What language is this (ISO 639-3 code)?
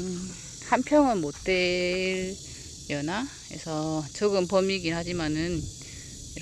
kor